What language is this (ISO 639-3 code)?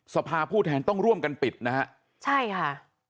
tha